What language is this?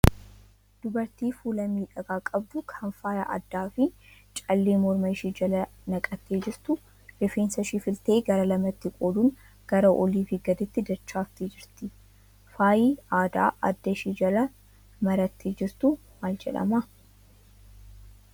Oromo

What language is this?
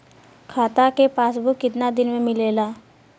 Bhojpuri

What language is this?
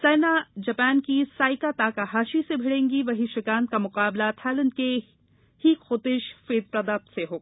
Hindi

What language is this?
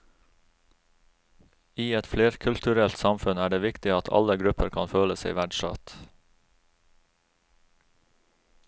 Norwegian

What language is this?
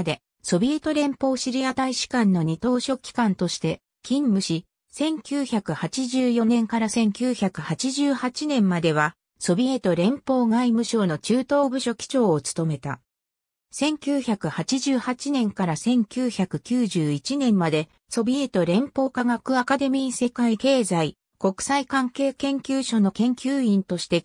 Japanese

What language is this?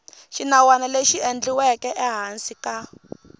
Tsonga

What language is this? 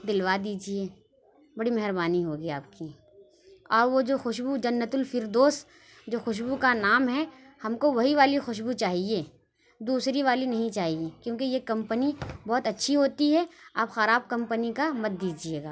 Urdu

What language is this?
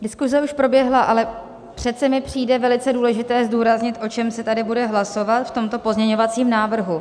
Czech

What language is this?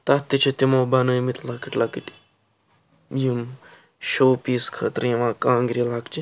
Kashmiri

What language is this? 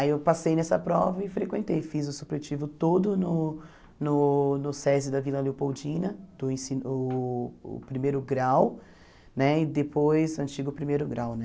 Portuguese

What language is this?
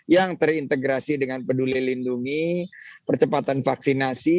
Indonesian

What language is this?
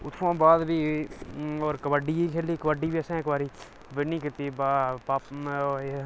Dogri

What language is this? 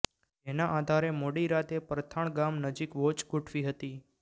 Gujarati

